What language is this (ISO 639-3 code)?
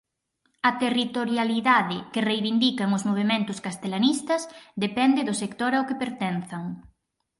glg